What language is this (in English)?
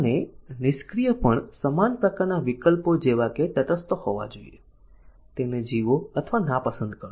Gujarati